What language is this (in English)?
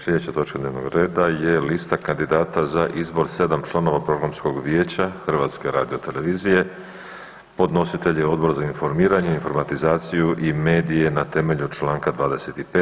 Croatian